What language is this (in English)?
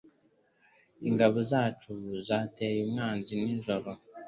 Kinyarwanda